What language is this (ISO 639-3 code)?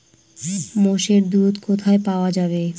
ben